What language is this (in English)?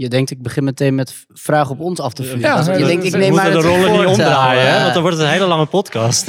Dutch